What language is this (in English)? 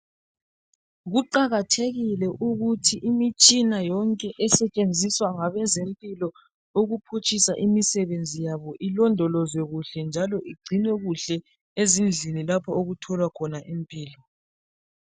North Ndebele